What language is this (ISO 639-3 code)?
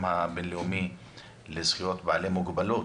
heb